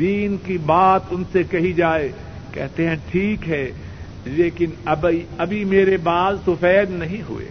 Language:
Urdu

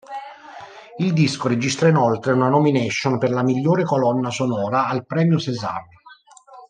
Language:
Italian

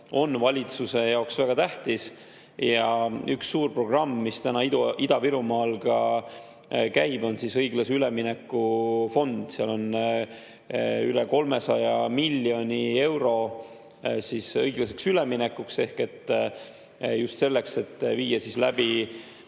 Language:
Estonian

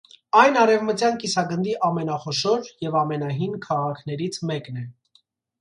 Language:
Armenian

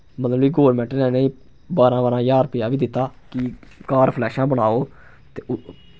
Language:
Dogri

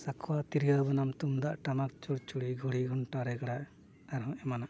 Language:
Santali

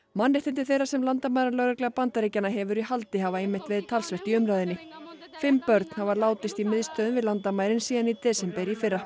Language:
Icelandic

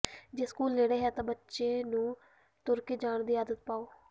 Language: Punjabi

